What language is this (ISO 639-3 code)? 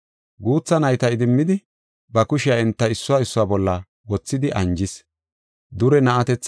gof